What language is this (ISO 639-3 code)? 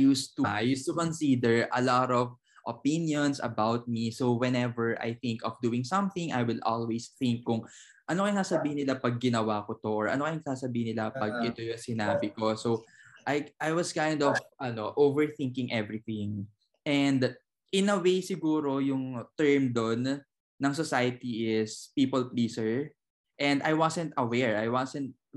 fil